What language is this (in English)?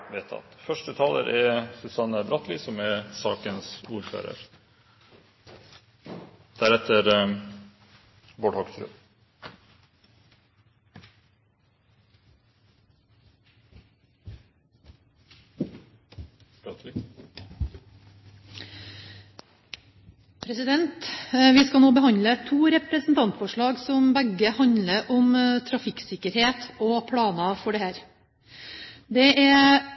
Norwegian Bokmål